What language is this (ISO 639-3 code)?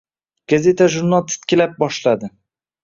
uzb